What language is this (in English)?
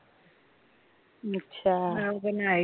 Punjabi